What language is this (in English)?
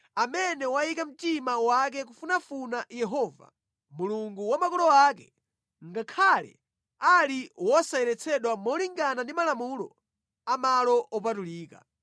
Nyanja